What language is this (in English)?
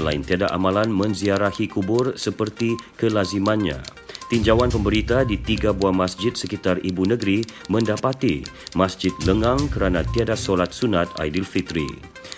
Malay